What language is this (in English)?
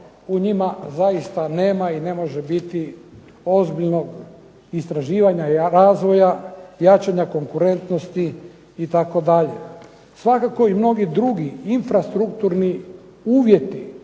Croatian